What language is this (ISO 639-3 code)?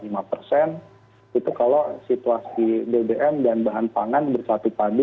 ind